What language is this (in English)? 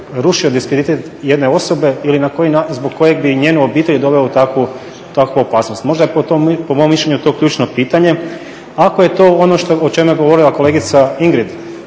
Croatian